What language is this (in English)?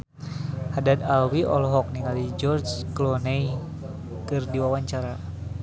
Sundanese